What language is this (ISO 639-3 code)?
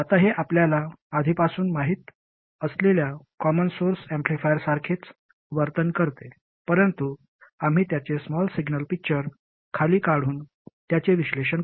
mar